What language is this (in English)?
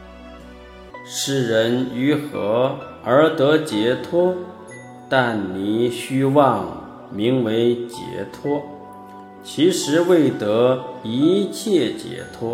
Chinese